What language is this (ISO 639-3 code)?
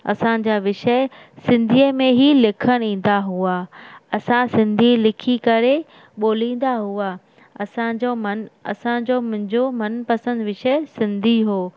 snd